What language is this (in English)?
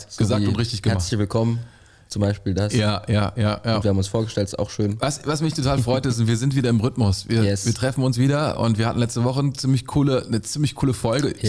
German